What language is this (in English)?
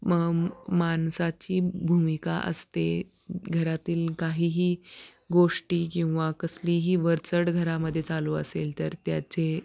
Marathi